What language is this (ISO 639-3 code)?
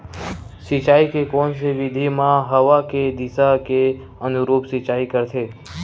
hne